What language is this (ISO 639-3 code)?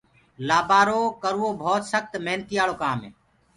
ggg